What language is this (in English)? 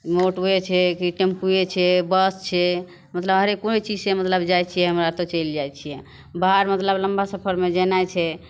Maithili